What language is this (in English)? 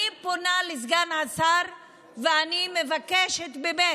Hebrew